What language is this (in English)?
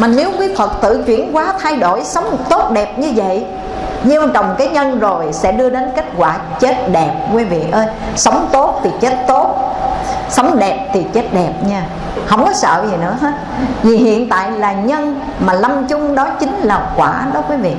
Vietnamese